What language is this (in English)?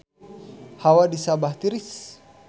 Sundanese